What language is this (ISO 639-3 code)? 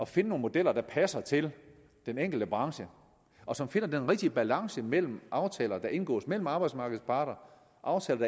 dan